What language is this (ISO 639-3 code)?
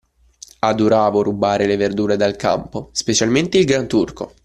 ita